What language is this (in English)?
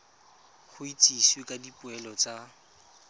Tswana